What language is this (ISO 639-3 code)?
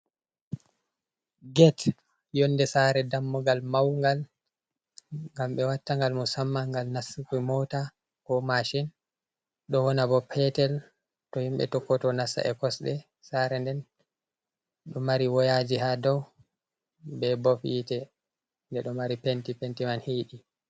ful